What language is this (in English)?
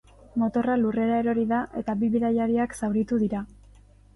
Basque